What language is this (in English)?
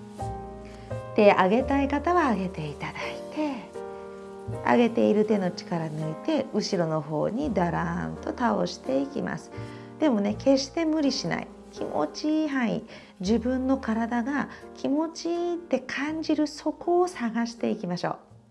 Japanese